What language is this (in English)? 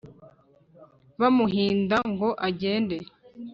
Kinyarwanda